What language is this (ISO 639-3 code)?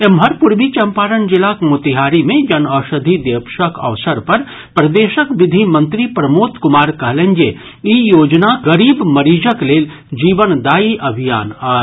mai